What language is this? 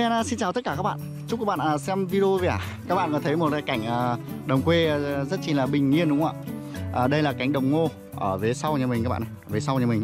Vietnamese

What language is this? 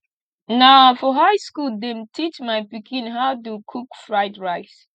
Nigerian Pidgin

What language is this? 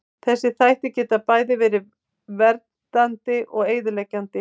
Icelandic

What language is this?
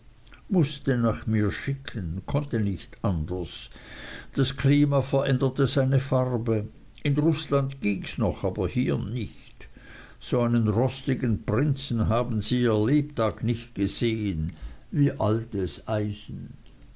German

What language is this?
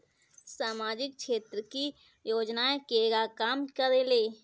Bhojpuri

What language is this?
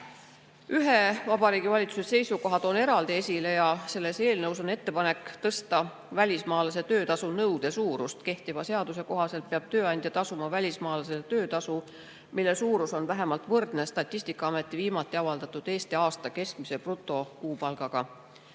Estonian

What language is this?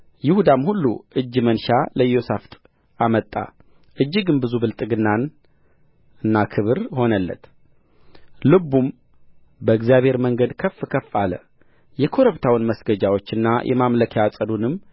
Amharic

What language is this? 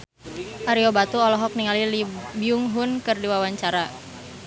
Sundanese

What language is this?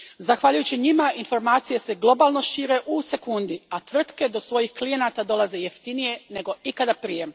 Croatian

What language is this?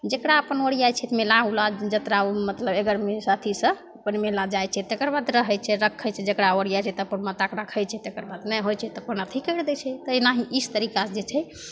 Maithili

